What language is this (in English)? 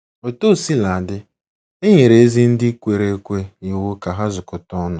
Igbo